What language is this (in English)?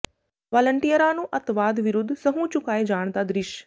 Punjabi